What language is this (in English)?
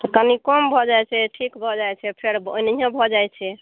Maithili